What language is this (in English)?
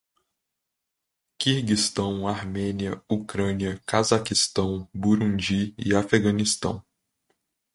Portuguese